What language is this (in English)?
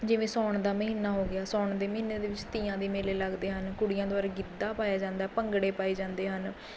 Punjabi